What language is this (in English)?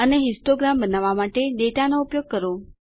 Gujarati